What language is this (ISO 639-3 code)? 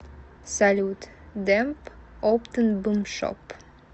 rus